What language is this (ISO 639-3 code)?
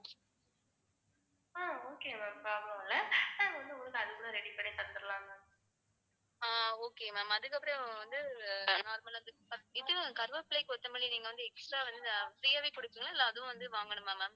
tam